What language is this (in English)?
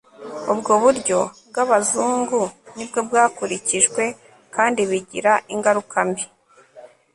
Kinyarwanda